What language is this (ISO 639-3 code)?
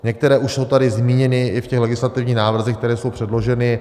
ces